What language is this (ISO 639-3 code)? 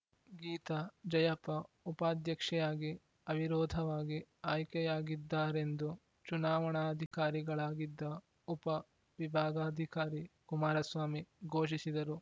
kan